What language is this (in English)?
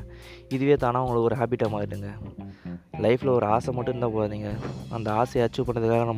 Tamil